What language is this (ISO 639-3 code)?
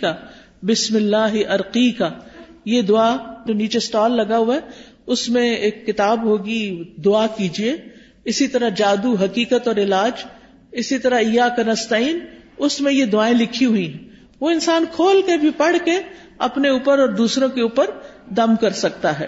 urd